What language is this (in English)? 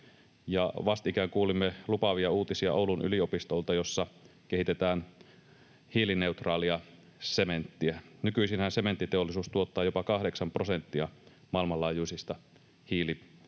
Finnish